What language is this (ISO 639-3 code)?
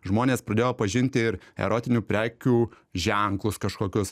lit